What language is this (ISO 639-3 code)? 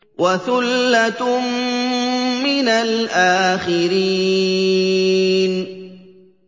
ara